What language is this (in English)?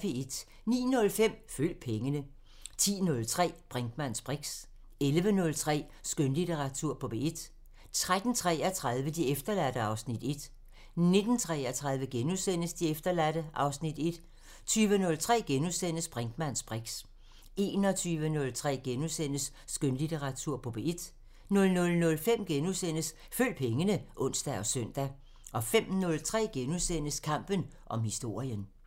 Danish